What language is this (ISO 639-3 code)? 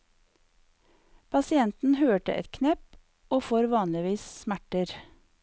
nor